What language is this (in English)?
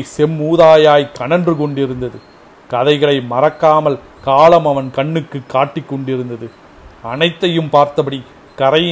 Tamil